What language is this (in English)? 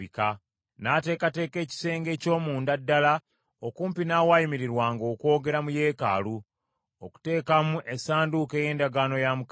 Ganda